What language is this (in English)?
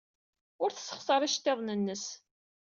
Kabyle